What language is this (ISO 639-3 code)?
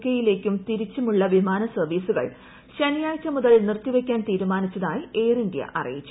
mal